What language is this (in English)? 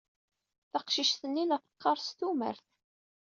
Kabyle